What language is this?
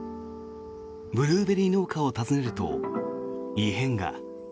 Japanese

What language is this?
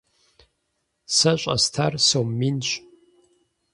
Kabardian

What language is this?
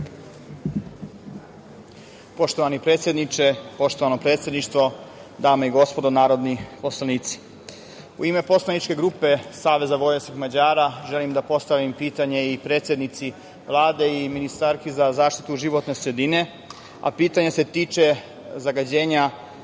Serbian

